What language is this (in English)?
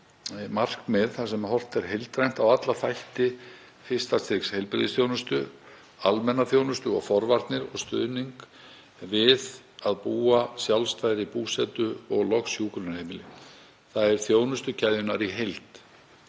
Icelandic